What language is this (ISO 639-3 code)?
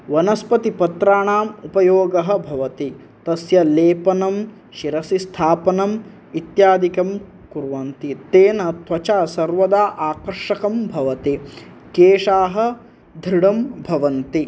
san